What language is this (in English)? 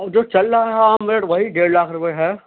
Urdu